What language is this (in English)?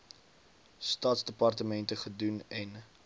Afrikaans